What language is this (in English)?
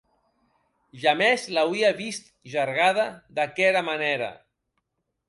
Occitan